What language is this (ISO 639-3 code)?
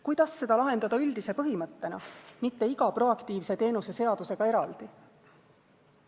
est